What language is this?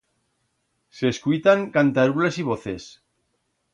Aragonese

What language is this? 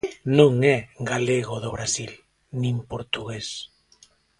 Galician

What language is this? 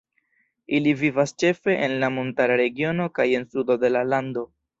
Esperanto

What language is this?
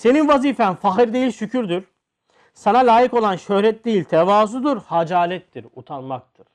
Turkish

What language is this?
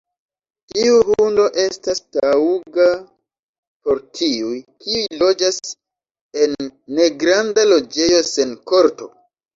Esperanto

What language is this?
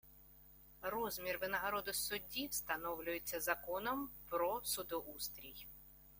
Ukrainian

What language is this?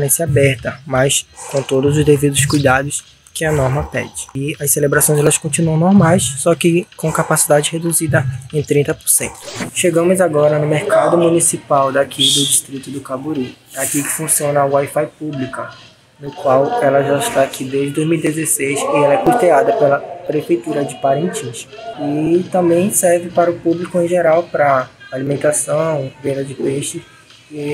Portuguese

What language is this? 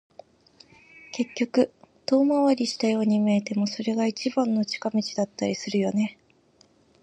Japanese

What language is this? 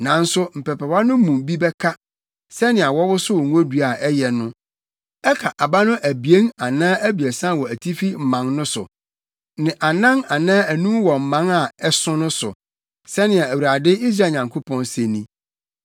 Akan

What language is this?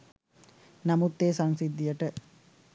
Sinhala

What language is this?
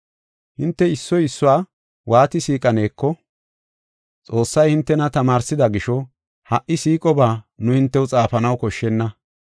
Gofa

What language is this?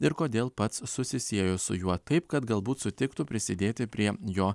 Lithuanian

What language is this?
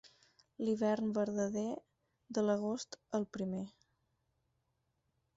Catalan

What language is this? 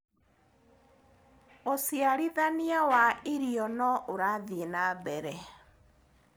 Kikuyu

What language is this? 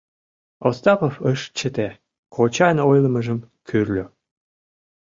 Mari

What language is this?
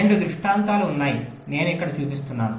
Telugu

